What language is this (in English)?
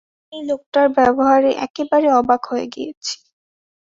Bangla